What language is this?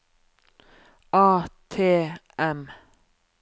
Norwegian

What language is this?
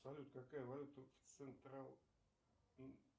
Russian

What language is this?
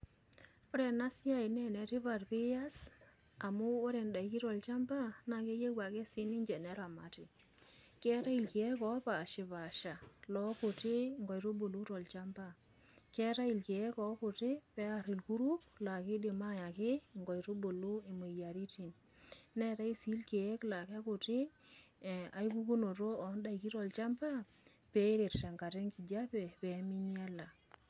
Masai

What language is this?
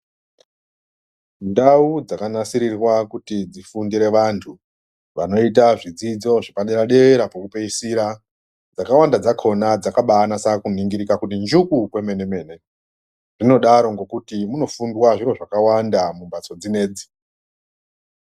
Ndau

